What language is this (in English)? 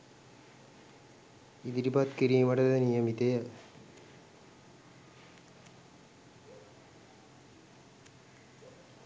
Sinhala